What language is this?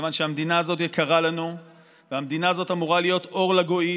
Hebrew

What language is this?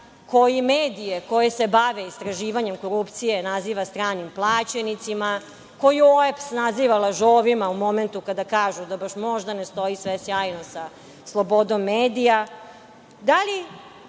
Serbian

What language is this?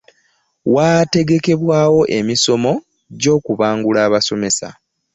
Ganda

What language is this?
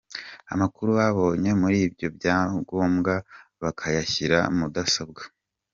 Kinyarwanda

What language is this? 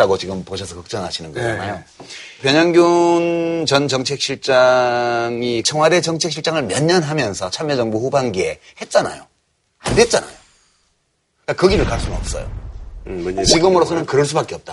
Korean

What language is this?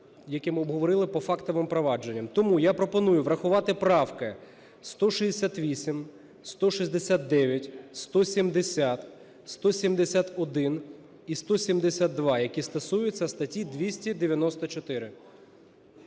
Ukrainian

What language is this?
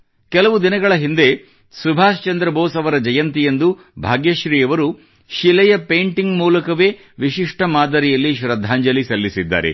Kannada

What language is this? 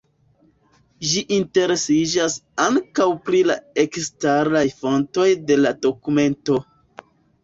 Esperanto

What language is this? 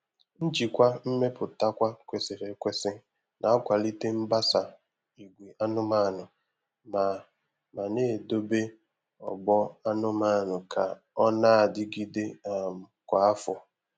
Igbo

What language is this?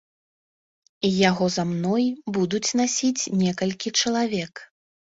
Belarusian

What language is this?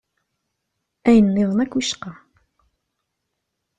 Kabyle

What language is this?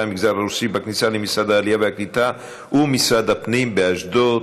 Hebrew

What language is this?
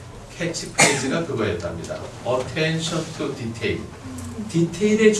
Korean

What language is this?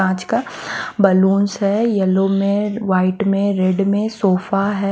Hindi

